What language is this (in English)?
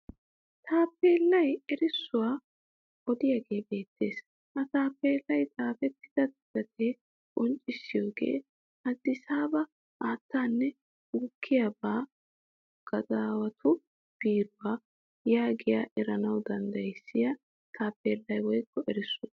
Wolaytta